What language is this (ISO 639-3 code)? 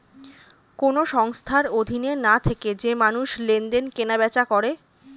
ben